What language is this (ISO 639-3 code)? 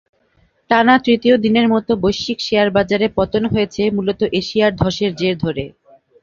ben